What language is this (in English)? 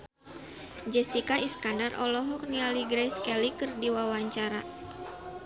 Sundanese